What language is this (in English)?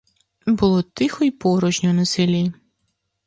Ukrainian